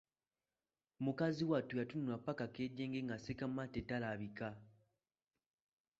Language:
Ganda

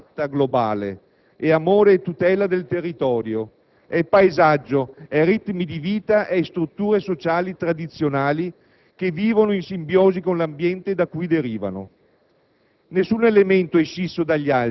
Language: Italian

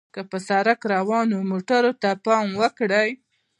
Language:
Pashto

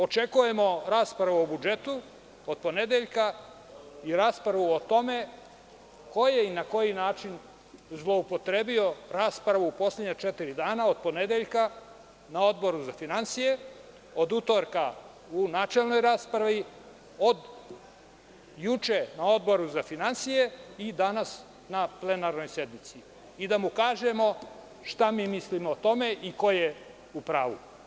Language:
Serbian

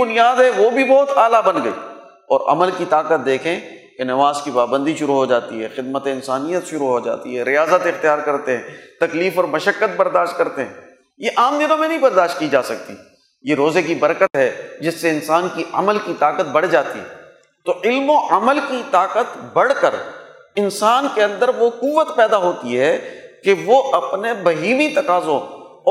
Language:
Urdu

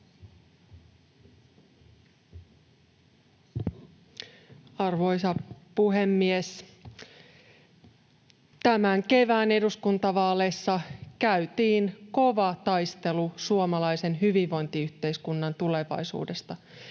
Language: Finnish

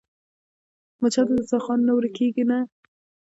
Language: Pashto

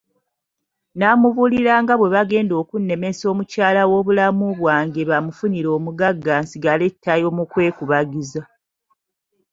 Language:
Ganda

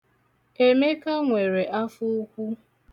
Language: Igbo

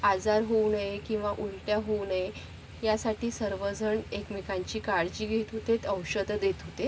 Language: Marathi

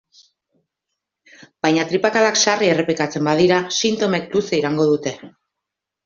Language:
Basque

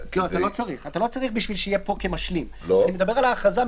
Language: Hebrew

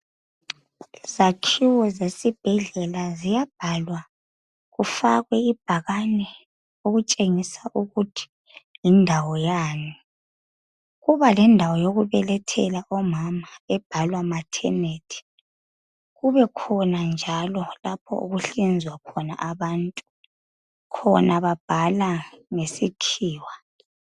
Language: North Ndebele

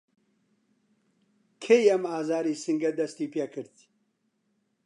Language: Central Kurdish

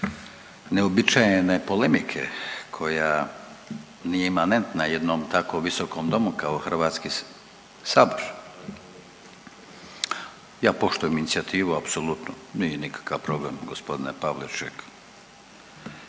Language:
Croatian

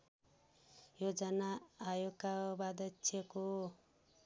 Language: Nepali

